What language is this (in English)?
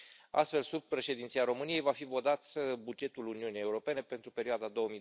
Romanian